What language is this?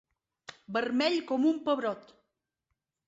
Catalan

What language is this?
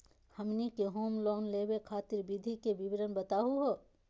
Magahi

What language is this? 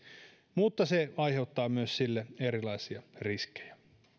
Finnish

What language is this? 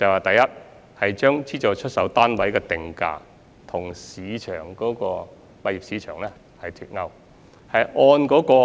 Cantonese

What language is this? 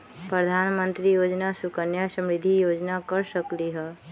Magahi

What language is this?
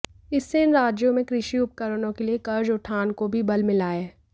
Hindi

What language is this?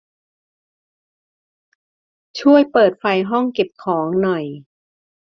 Thai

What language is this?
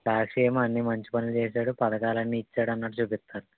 Telugu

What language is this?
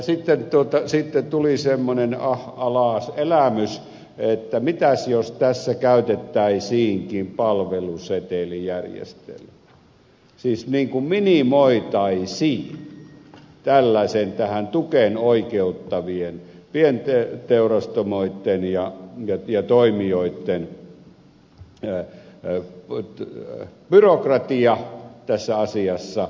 Finnish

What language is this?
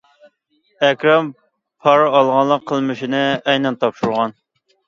Uyghur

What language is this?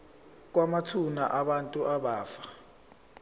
Zulu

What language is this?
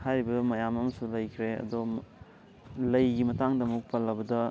Manipuri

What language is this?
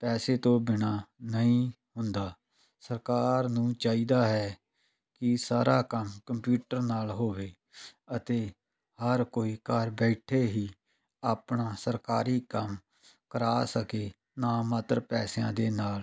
Punjabi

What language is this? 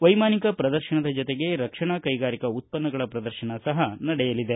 Kannada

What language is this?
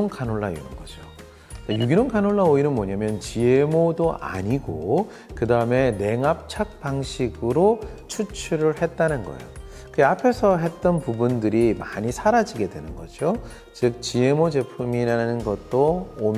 Korean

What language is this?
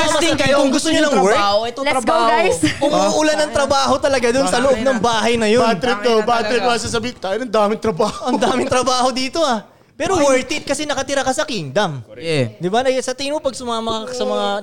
Filipino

